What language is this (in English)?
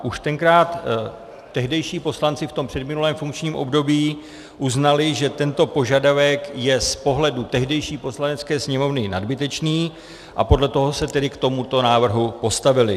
Czech